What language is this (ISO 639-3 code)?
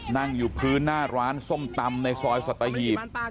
tha